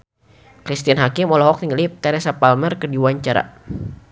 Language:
Sundanese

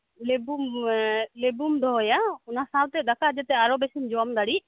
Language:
Santali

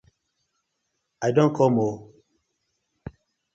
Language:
Nigerian Pidgin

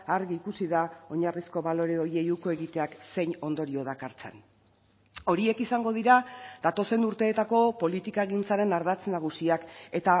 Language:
Basque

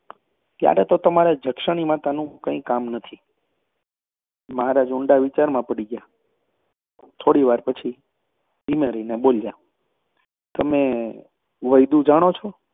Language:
Gujarati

